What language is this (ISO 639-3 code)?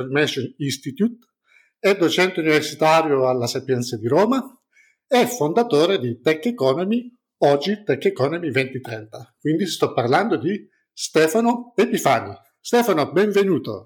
ita